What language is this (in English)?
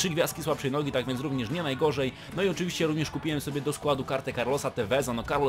Polish